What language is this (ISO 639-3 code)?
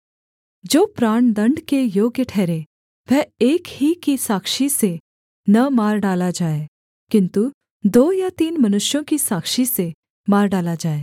hin